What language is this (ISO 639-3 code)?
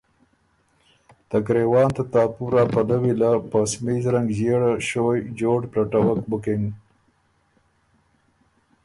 oru